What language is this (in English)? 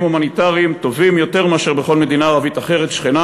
Hebrew